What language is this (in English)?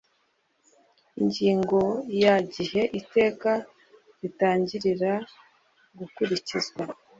Kinyarwanda